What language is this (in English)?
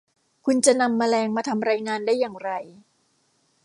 Thai